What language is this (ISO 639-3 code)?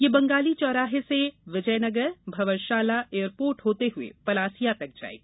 hin